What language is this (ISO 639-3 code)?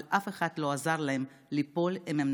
heb